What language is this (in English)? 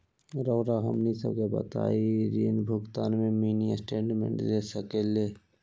Magahi